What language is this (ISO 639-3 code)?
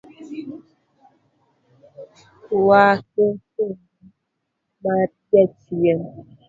luo